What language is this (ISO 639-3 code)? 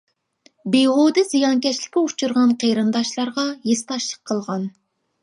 uig